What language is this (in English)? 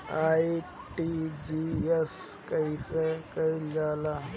Bhojpuri